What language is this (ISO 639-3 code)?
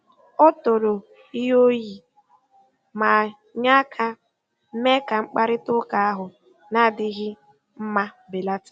ibo